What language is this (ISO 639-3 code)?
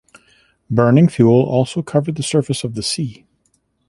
eng